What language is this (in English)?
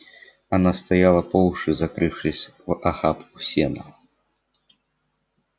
Russian